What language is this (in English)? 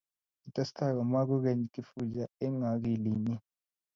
Kalenjin